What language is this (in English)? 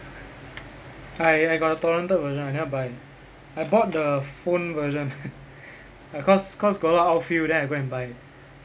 English